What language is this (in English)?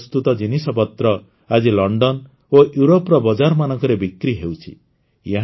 Odia